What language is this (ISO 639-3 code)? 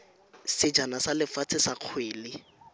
tsn